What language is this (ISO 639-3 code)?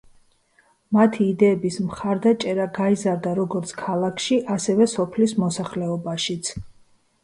kat